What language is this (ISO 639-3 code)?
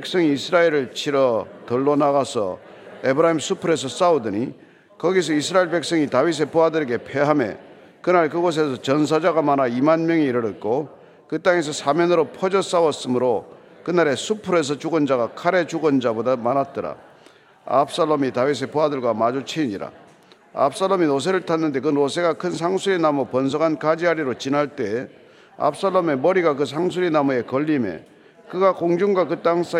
kor